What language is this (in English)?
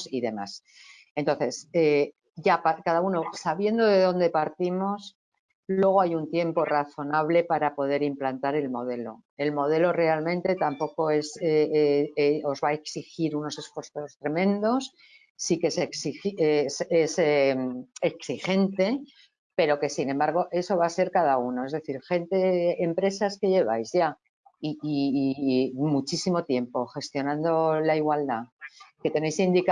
Spanish